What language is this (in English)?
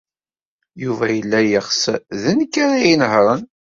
Kabyle